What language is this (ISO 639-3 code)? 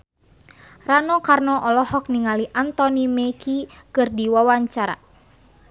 sun